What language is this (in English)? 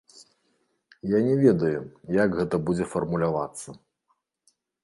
Belarusian